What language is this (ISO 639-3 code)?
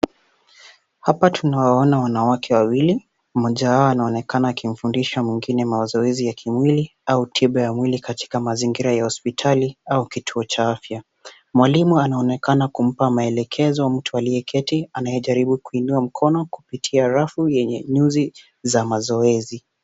swa